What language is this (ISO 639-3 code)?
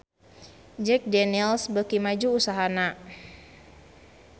sun